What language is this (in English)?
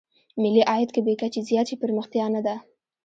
Pashto